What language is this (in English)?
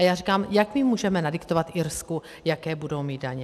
Czech